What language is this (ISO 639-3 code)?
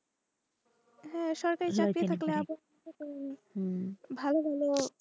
ben